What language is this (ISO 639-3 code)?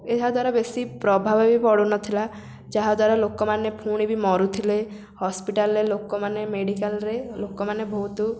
ori